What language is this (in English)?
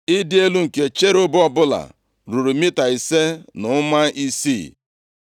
Igbo